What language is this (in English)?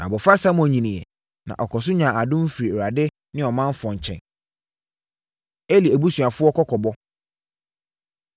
Akan